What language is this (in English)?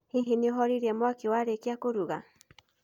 Kikuyu